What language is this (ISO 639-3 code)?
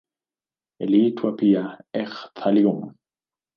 swa